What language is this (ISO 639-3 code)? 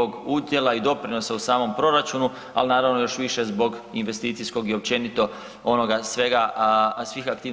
hrv